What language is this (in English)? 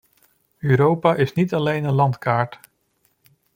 Dutch